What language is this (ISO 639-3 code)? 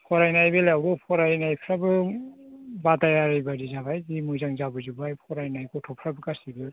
brx